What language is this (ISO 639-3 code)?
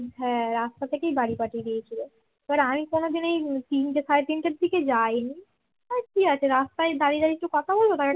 ben